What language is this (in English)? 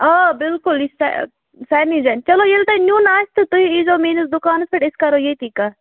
Kashmiri